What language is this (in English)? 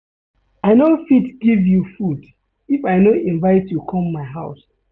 Nigerian Pidgin